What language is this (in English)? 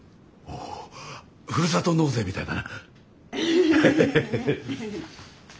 Japanese